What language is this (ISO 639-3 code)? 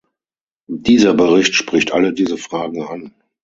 deu